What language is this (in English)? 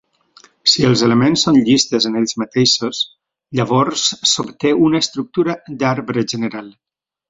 Catalan